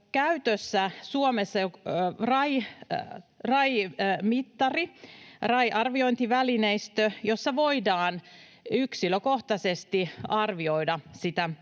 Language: Finnish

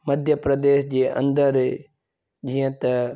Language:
Sindhi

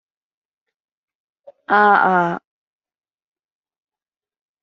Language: Cantonese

